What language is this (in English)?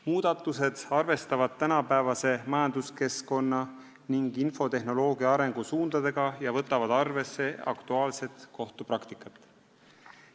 Estonian